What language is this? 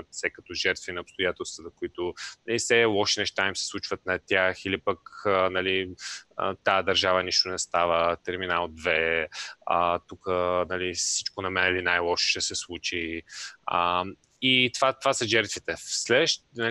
Bulgarian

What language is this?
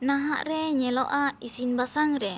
Santali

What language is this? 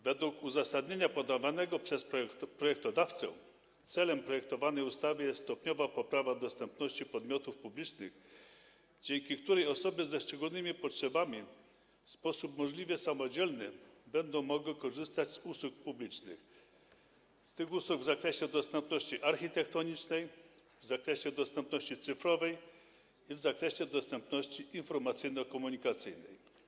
Polish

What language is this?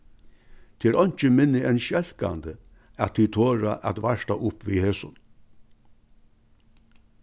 Faroese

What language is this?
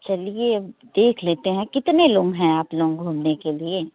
Hindi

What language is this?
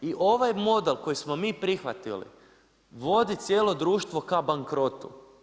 Croatian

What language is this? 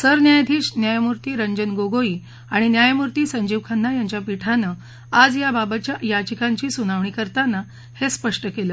Marathi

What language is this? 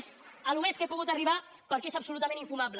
Catalan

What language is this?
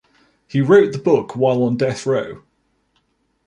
English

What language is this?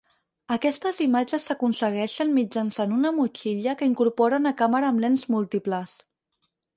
Catalan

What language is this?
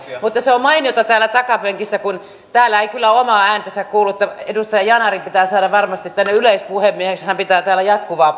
Finnish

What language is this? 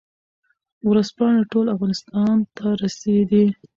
Pashto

